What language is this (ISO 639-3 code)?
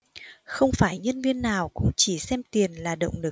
vie